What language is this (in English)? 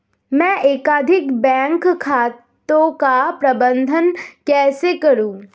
Hindi